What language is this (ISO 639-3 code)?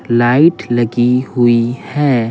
hin